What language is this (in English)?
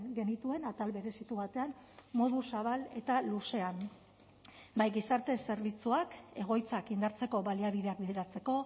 Basque